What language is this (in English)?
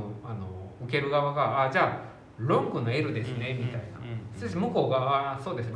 Japanese